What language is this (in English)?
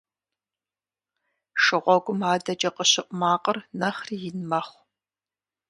Kabardian